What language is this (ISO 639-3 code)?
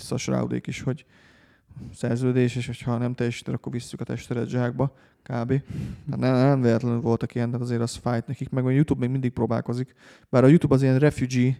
hun